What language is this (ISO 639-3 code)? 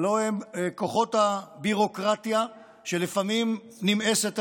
heb